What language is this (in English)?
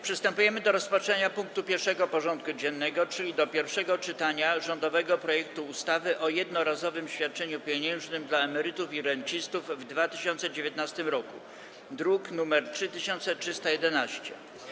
Polish